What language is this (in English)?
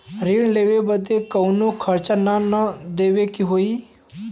Bhojpuri